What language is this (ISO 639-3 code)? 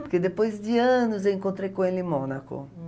por